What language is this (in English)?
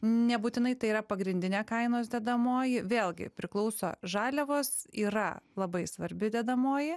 Lithuanian